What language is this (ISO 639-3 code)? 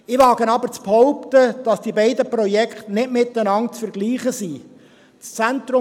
gsw